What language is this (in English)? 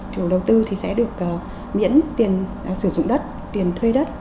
Vietnamese